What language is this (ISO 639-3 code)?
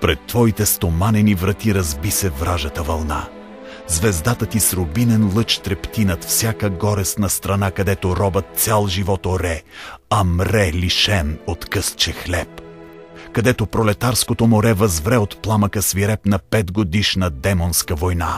bul